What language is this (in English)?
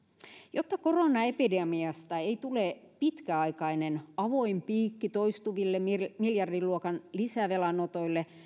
Finnish